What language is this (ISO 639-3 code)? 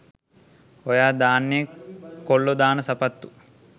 sin